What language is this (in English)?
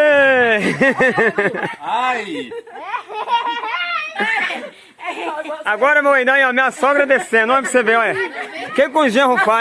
Portuguese